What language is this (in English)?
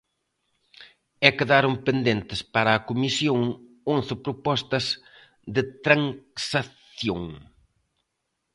Galician